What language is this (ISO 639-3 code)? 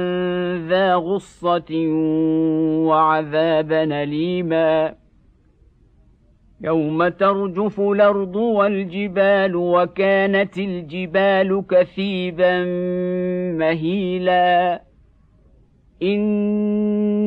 ara